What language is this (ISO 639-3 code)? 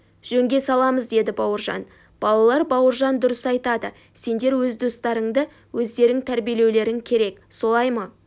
kaz